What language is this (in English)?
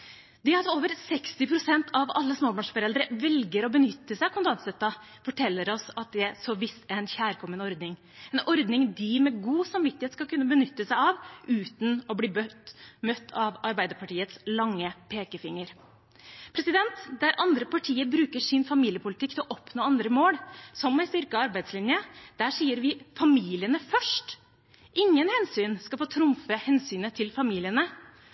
Norwegian Bokmål